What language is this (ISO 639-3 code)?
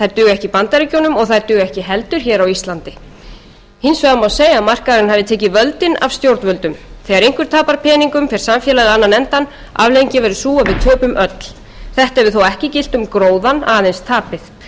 isl